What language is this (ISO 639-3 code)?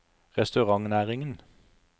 nor